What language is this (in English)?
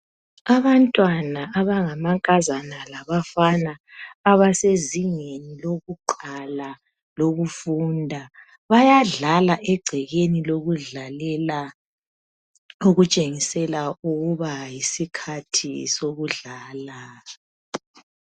North Ndebele